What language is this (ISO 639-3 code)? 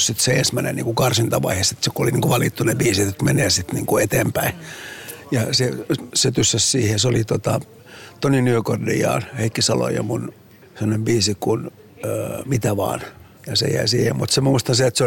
fin